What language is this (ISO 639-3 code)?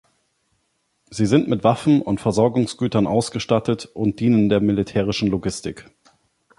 deu